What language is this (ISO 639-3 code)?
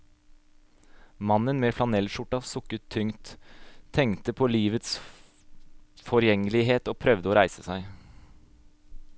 nor